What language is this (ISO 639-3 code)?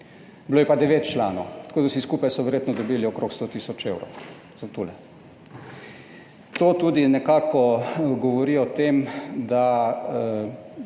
slv